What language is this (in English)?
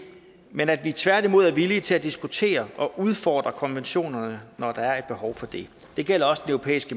Danish